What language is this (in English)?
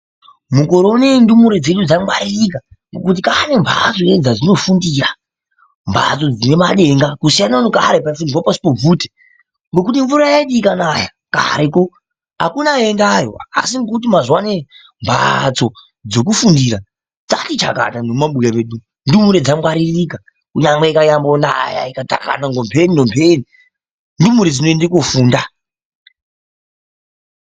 Ndau